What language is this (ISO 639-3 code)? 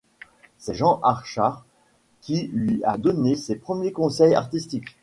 fra